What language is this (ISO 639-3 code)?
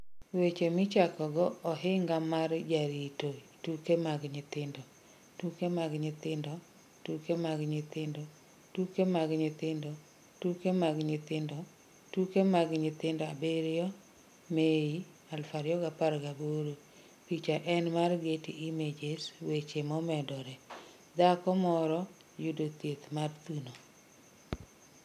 luo